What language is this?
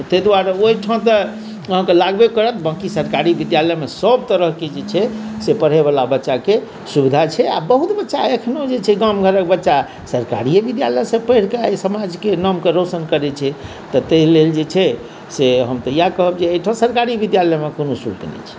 Maithili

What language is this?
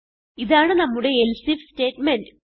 Malayalam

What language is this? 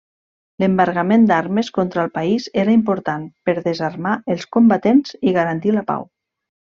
Catalan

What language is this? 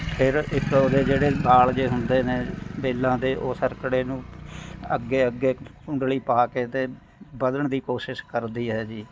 Punjabi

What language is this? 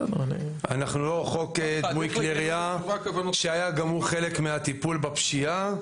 Hebrew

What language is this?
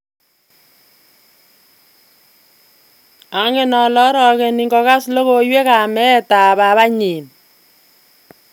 Kalenjin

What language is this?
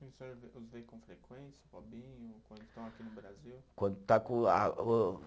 Portuguese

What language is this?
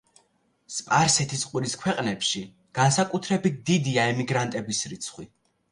Georgian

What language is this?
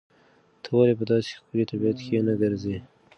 Pashto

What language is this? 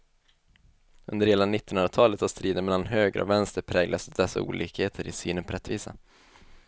Swedish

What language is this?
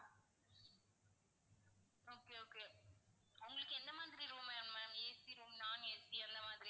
Tamil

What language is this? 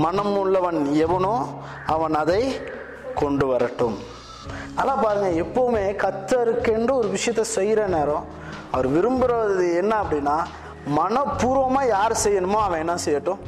Tamil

